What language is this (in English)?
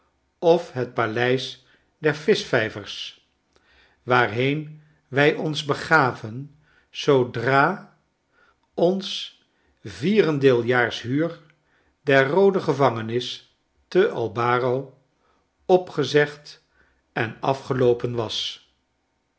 Dutch